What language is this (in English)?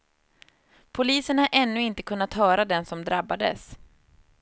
Swedish